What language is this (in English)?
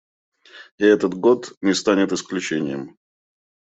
Russian